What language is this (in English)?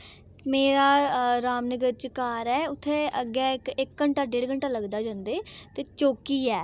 Dogri